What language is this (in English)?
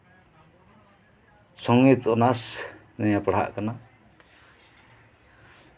Santali